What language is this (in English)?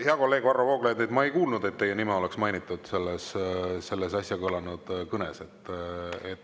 Estonian